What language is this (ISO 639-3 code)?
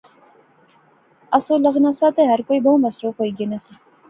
phr